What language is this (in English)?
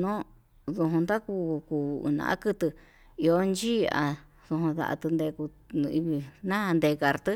Yutanduchi Mixtec